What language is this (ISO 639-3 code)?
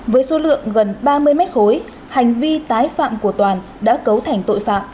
vie